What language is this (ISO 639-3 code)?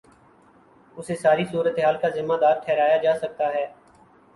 urd